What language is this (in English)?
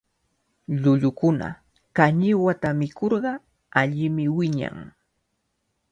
Cajatambo North Lima Quechua